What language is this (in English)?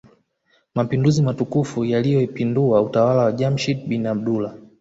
Swahili